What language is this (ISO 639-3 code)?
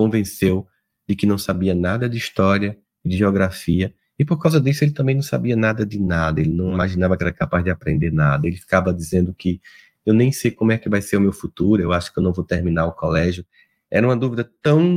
por